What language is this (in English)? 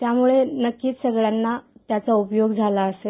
Marathi